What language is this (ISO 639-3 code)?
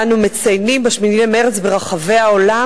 heb